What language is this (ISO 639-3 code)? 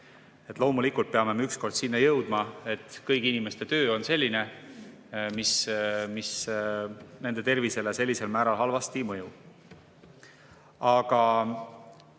est